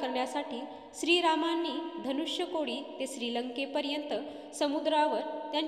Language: Marathi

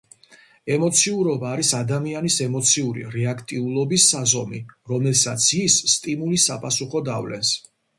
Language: Georgian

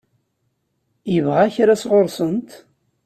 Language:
Kabyle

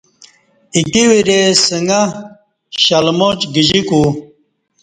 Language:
Kati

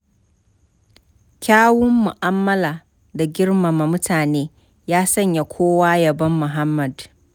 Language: Hausa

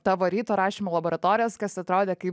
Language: Lithuanian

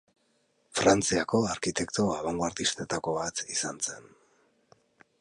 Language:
Basque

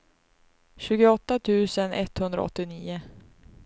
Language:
Swedish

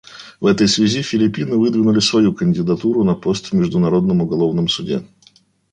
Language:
Russian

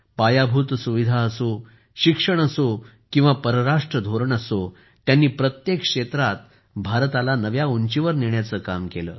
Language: Marathi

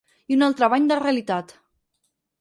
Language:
Catalan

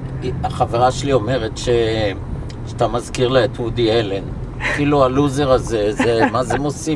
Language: Hebrew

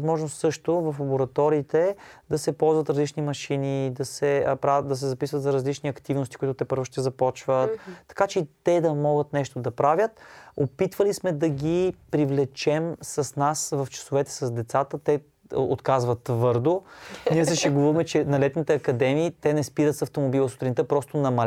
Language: Bulgarian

